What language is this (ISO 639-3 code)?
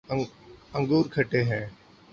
urd